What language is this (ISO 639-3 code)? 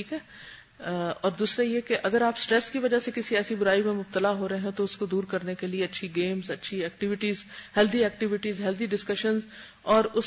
urd